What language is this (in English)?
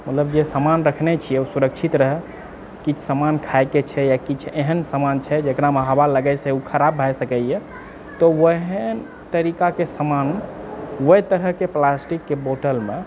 Maithili